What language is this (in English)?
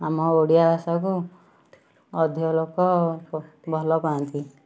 Odia